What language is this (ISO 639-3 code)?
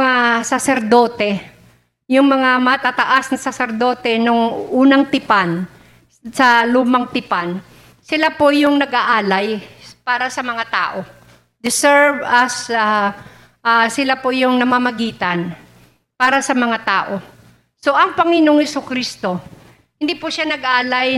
fil